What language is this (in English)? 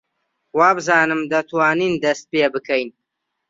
Central Kurdish